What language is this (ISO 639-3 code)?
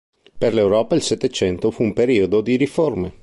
ita